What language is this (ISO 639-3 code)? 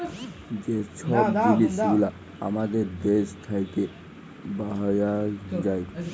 ben